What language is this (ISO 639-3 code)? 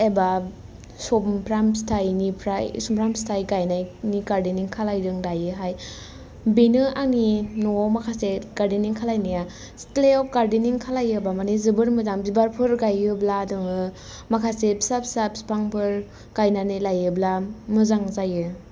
brx